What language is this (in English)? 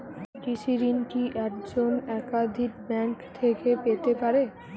Bangla